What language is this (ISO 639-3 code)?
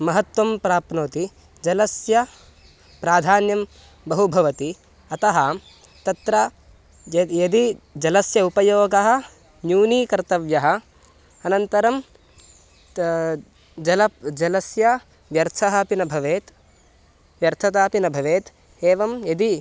san